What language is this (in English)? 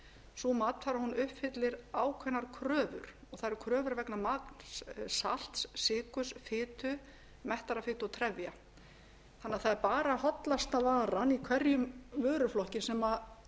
Icelandic